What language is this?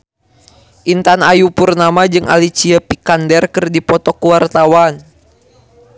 Sundanese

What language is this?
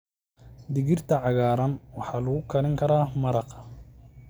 Somali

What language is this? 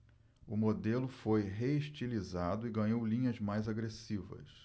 Portuguese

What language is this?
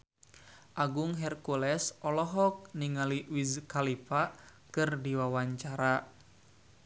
Sundanese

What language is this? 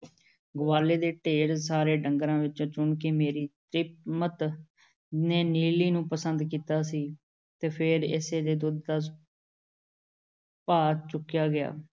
Punjabi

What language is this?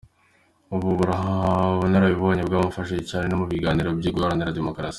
Kinyarwanda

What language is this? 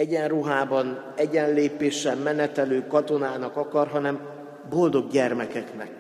Hungarian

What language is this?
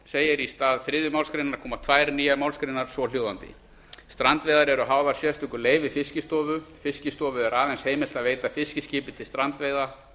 Icelandic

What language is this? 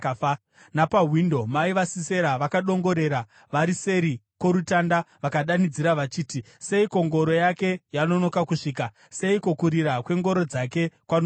Shona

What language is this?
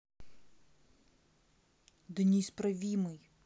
Russian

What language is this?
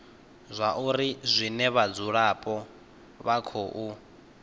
Venda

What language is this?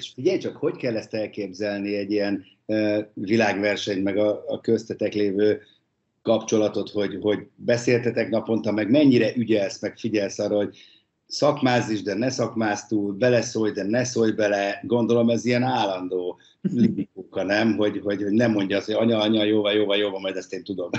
Hungarian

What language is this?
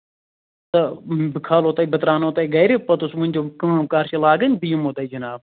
Kashmiri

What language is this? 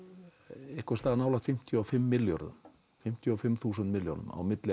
Icelandic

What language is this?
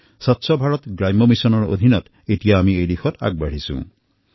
Assamese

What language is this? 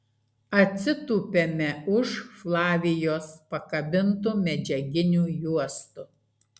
Lithuanian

